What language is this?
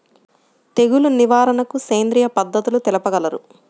Telugu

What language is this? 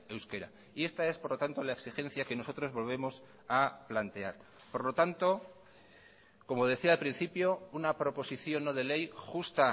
Spanish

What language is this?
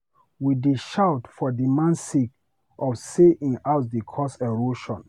Nigerian Pidgin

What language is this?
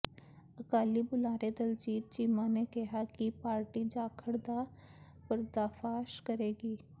Punjabi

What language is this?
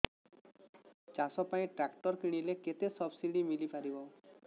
Odia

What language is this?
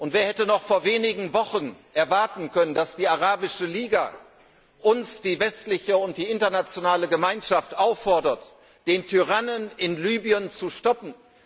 German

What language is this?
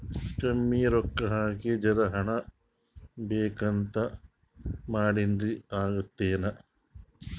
Kannada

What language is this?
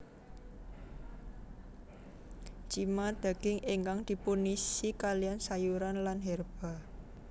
Javanese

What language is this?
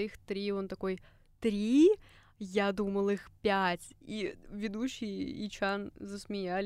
Russian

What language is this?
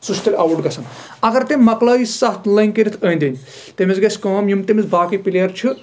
Kashmiri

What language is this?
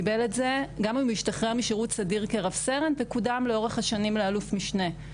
Hebrew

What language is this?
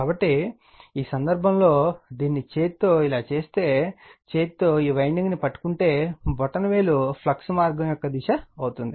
Telugu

